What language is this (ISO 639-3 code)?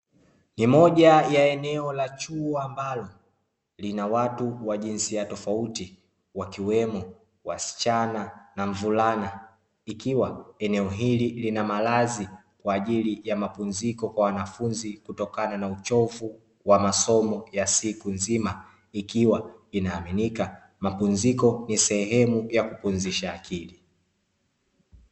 swa